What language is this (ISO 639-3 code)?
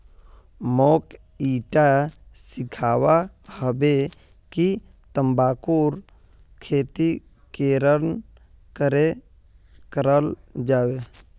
mag